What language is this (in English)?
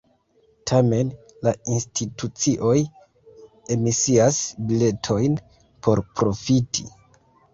Esperanto